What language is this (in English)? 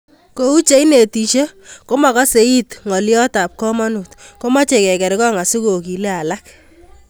Kalenjin